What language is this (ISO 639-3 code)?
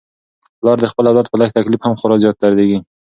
pus